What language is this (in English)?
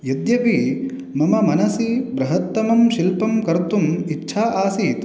Sanskrit